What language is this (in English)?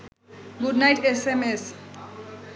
Bangla